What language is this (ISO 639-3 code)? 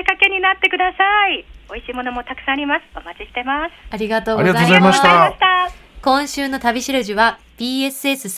jpn